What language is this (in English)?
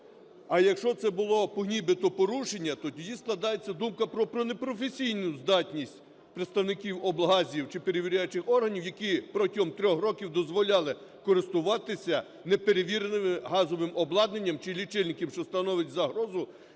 Ukrainian